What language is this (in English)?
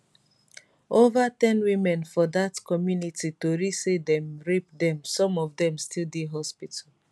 Nigerian Pidgin